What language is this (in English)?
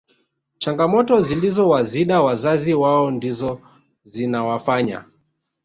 Swahili